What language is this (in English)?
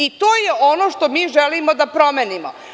Serbian